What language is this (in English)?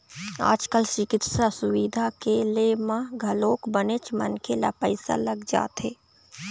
Chhattisgarhi